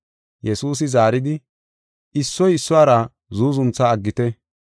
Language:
Gofa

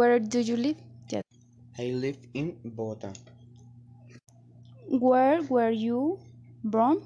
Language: Spanish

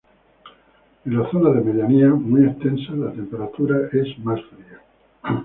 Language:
Spanish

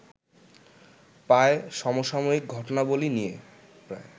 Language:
Bangla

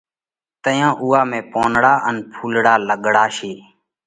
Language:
Parkari Koli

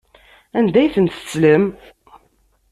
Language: Kabyle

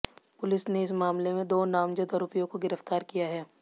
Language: Hindi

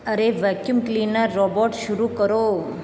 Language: Hindi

